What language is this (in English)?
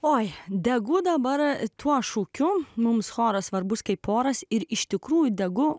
Lithuanian